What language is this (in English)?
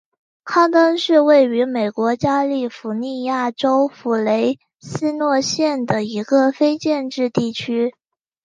Chinese